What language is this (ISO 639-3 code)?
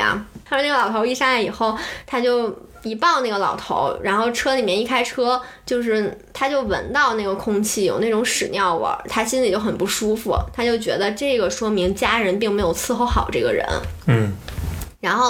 zho